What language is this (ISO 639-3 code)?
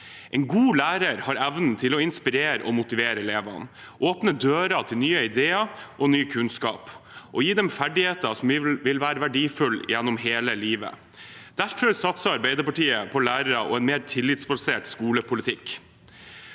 nor